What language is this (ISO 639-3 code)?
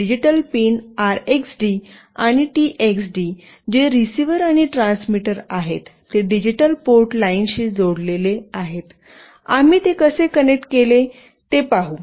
mar